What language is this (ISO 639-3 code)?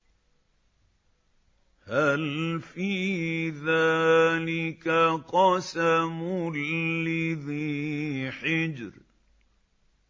ara